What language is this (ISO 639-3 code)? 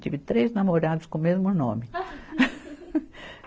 por